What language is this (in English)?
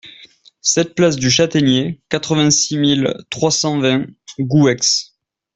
French